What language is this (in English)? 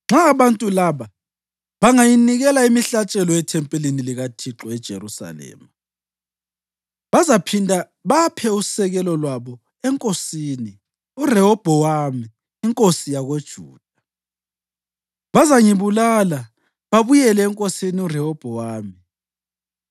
North Ndebele